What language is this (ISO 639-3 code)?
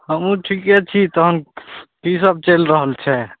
mai